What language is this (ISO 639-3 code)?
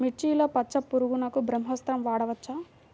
tel